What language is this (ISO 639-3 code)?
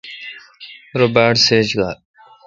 xka